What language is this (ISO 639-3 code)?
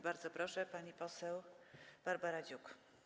pol